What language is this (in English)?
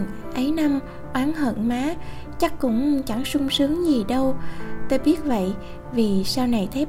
Vietnamese